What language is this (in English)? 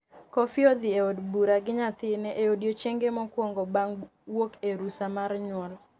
Luo (Kenya and Tanzania)